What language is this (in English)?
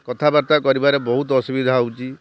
Odia